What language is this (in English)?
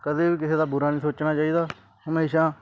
Punjabi